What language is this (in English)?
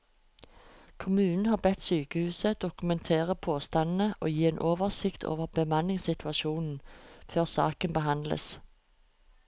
Norwegian